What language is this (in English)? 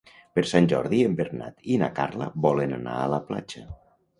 Catalan